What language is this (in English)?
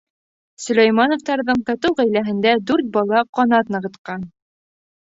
Bashkir